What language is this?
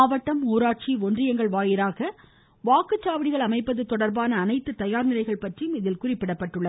Tamil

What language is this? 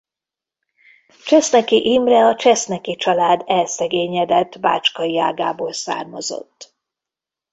Hungarian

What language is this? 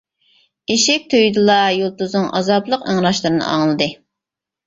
Uyghur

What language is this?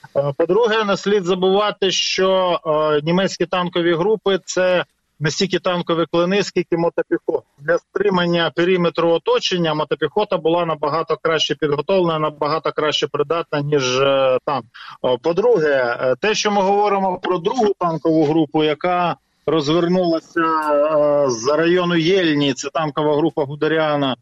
Ukrainian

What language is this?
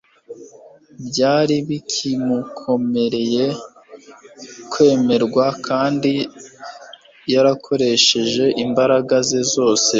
Kinyarwanda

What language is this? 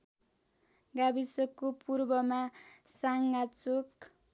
Nepali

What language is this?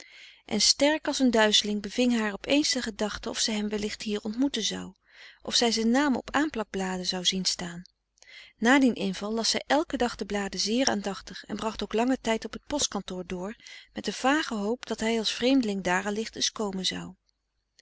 Dutch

